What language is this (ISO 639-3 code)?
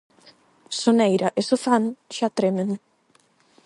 glg